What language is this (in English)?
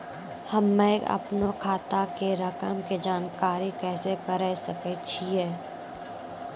Maithili